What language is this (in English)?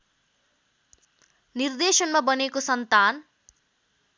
Nepali